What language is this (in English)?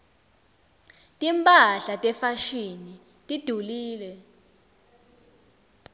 Swati